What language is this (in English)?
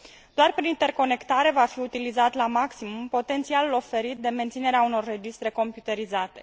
Romanian